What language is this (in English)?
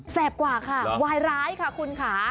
Thai